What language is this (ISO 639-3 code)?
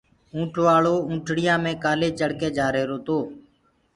ggg